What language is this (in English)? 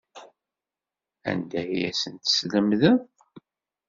Kabyle